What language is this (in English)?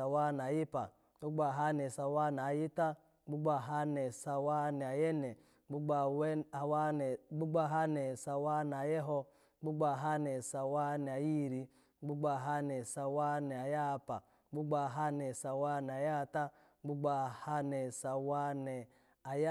Alago